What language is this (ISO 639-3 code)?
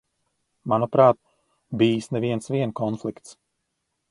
lav